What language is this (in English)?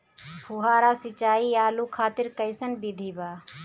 Bhojpuri